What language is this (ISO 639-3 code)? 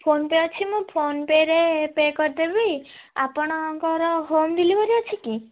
ori